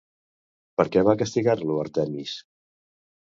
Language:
Catalan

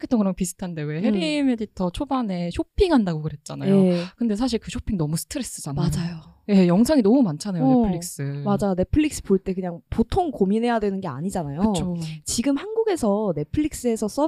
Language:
Korean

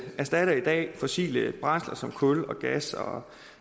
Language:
Danish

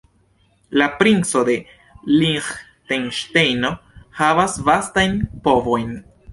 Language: Esperanto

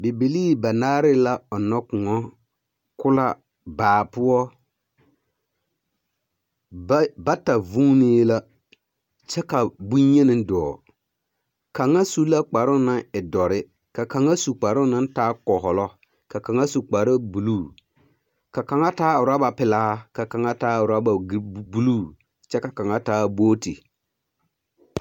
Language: Southern Dagaare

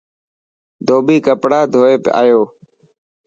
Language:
Dhatki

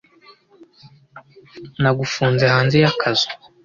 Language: Kinyarwanda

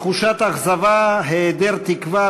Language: Hebrew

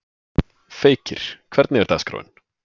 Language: Icelandic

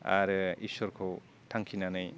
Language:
Bodo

